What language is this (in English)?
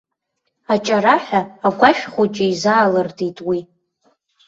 Abkhazian